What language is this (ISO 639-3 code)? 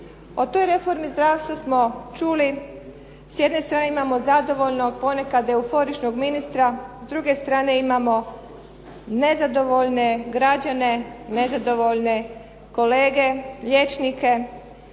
hrv